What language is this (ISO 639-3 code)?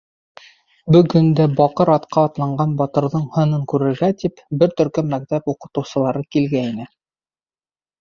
bak